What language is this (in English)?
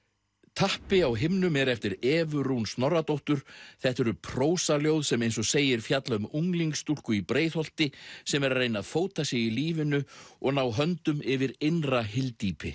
Icelandic